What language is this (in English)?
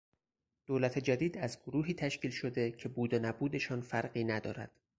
Persian